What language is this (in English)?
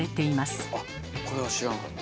Japanese